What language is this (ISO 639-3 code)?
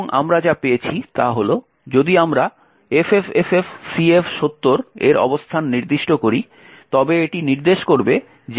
ben